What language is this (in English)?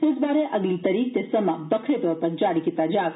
Dogri